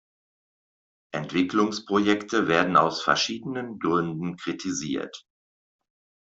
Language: German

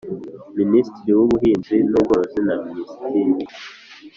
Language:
Kinyarwanda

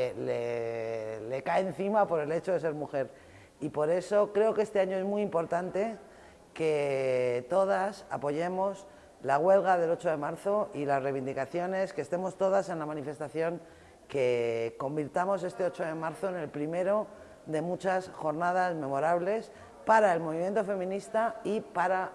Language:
Spanish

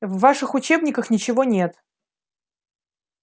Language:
Russian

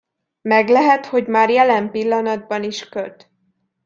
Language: Hungarian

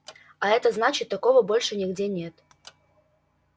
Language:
Russian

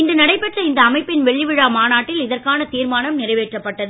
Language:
Tamil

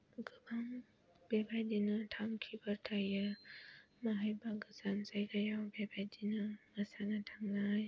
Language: Bodo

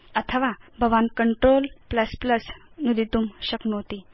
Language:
Sanskrit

